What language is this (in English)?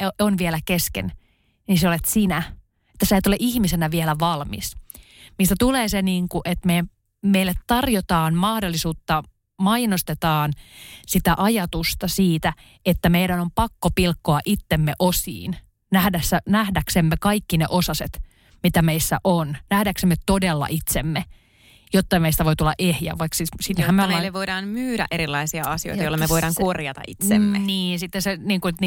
Finnish